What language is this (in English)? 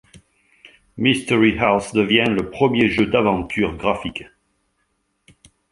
French